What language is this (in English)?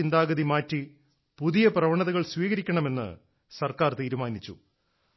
Malayalam